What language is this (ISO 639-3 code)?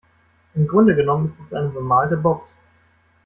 deu